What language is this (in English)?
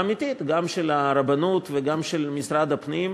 Hebrew